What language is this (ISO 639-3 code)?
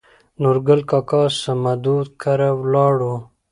pus